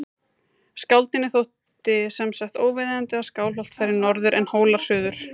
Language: Icelandic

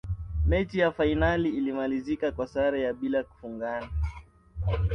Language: Swahili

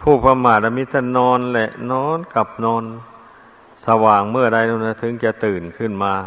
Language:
Thai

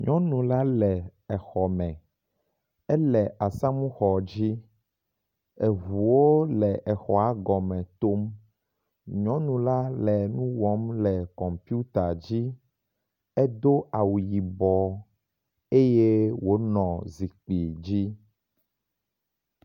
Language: Ewe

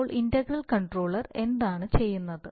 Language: Malayalam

